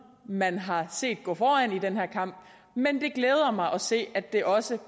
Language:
Danish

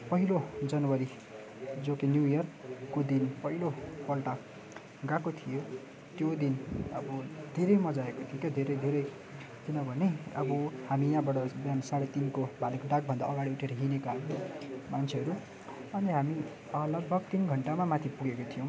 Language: Nepali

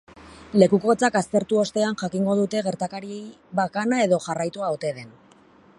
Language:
Basque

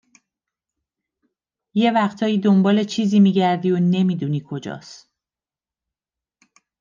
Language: Persian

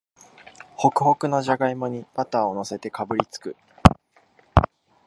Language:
Japanese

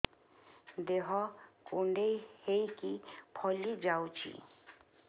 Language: Odia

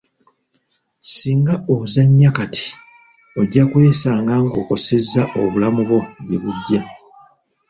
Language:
Ganda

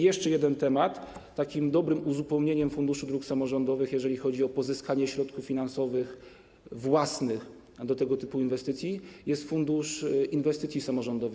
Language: Polish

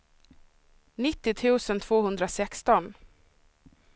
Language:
Swedish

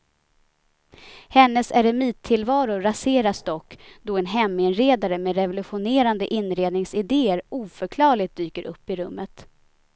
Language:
Swedish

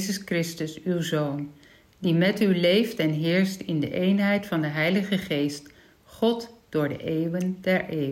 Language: Dutch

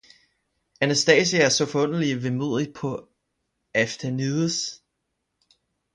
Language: Danish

